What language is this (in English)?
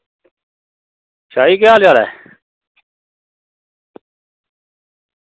Dogri